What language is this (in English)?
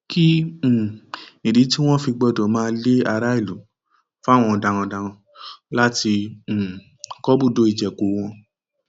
Yoruba